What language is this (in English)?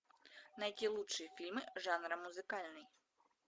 Russian